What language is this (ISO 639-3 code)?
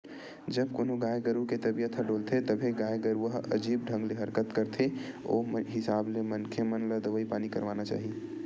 hne